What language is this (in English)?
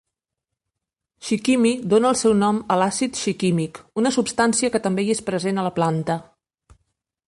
Catalan